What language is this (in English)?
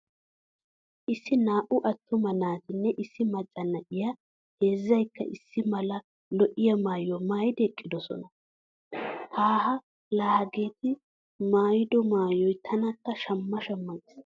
Wolaytta